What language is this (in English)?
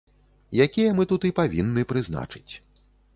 Belarusian